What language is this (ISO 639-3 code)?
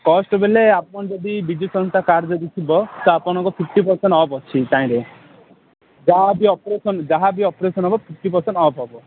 ori